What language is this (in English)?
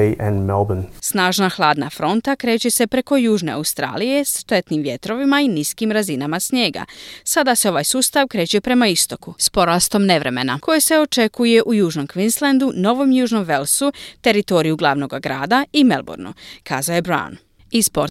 Croatian